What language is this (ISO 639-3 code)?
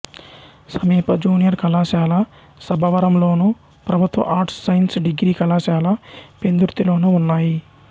tel